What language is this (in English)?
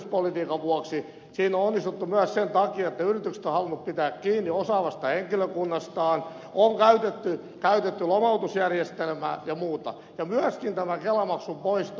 Finnish